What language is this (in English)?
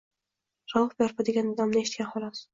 Uzbek